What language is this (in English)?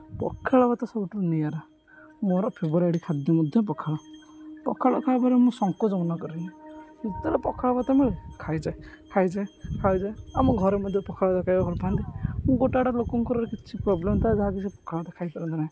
Odia